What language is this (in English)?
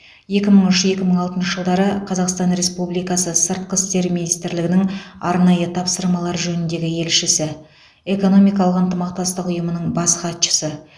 Kazakh